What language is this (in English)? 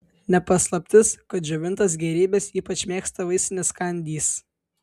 Lithuanian